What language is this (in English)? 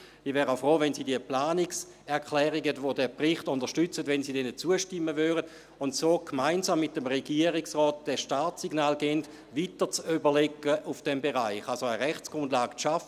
Swiss German